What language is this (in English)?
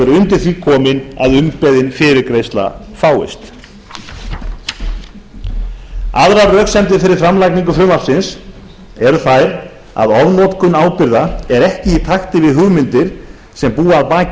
Icelandic